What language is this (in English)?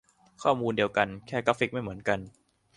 Thai